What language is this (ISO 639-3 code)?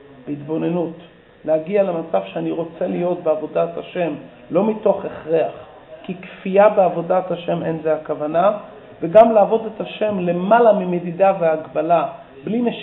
heb